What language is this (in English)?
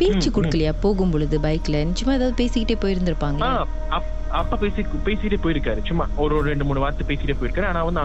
Tamil